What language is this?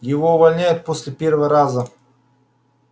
Russian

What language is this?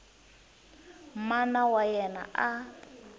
Tsonga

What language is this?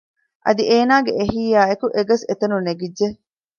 Divehi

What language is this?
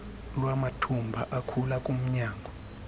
Xhosa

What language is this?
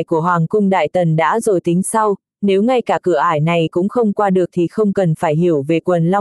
Vietnamese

